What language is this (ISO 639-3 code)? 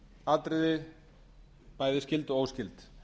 isl